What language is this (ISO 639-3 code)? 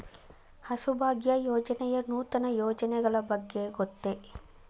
kan